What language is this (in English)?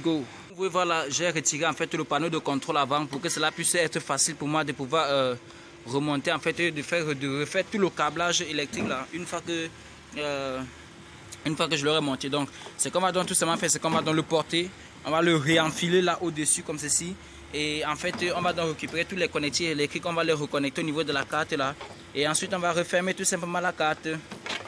French